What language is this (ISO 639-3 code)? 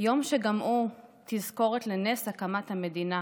heb